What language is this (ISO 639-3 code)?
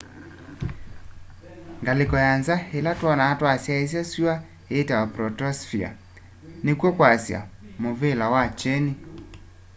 kam